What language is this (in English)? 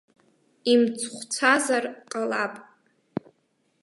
Abkhazian